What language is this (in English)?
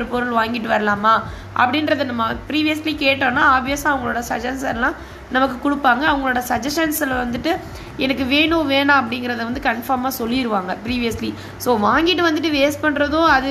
Tamil